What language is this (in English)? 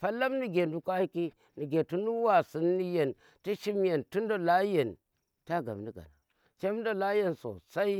Tera